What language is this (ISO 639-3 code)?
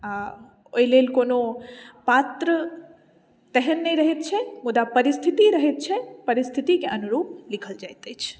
mai